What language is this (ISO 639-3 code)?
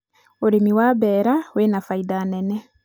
kik